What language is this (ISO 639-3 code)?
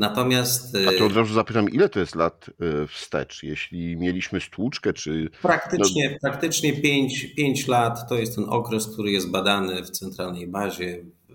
pol